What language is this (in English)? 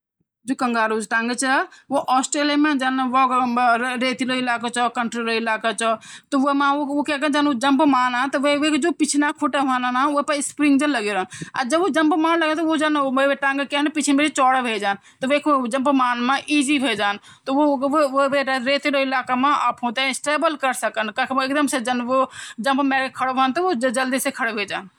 Garhwali